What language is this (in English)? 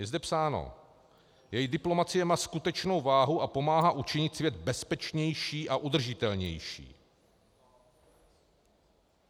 Czech